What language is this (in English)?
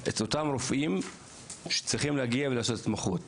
Hebrew